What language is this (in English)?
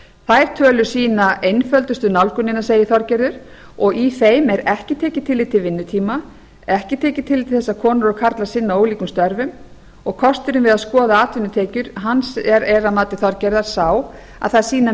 Icelandic